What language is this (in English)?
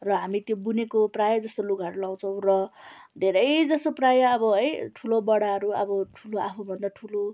Nepali